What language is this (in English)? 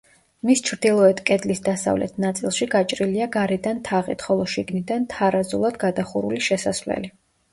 Georgian